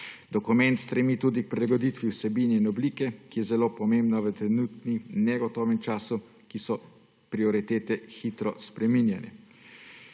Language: Slovenian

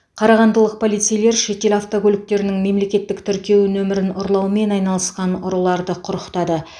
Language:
Kazakh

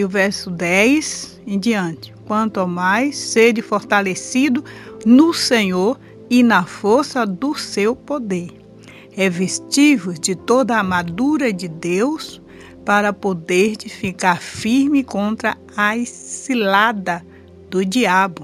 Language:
Portuguese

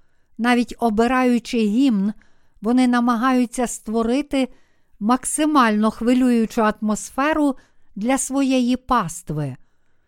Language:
Ukrainian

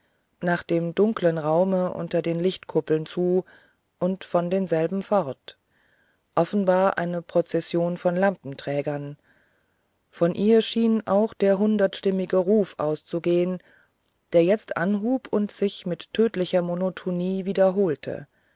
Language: German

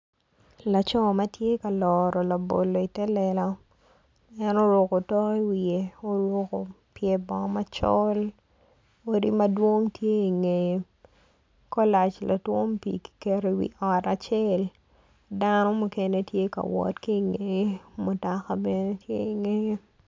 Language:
Acoli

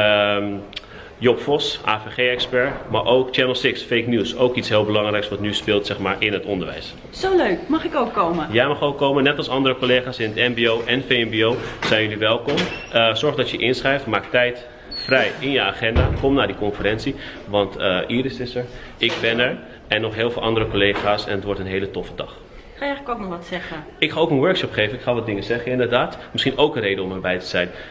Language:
Dutch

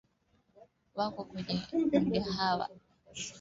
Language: Swahili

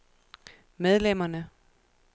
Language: Danish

